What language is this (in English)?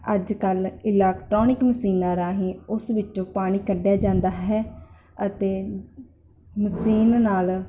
Punjabi